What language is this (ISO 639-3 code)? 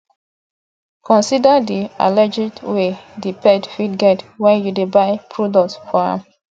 pcm